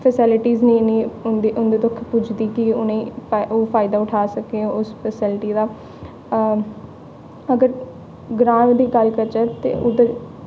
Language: Dogri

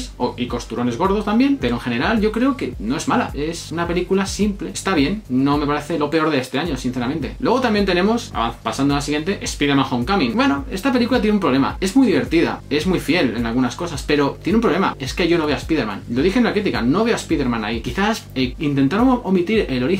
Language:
Spanish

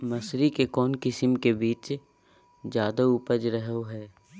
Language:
Magahi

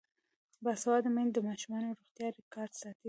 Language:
Pashto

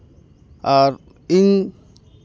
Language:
Santali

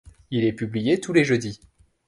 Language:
French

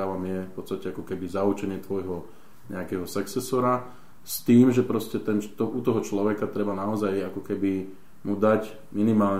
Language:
Slovak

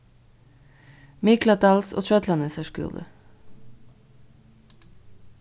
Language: Faroese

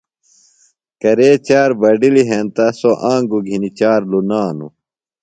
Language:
Phalura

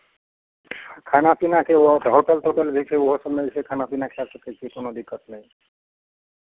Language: Maithili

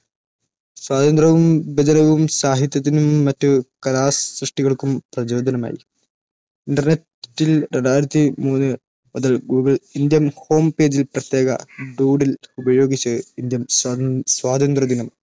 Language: Malayalam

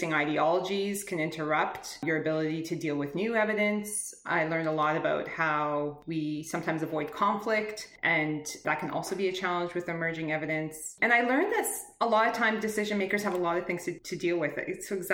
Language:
English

